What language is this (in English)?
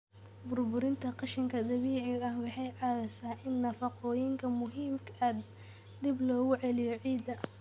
Somali